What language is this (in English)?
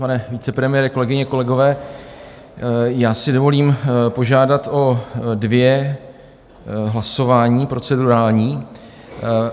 Czech